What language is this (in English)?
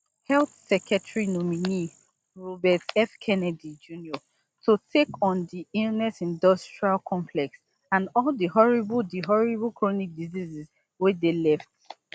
Nigerian Pidgin